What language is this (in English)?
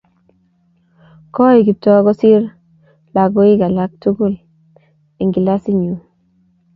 Kalenjin